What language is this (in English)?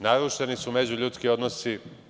Serbian